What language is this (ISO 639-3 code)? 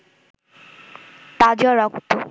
ben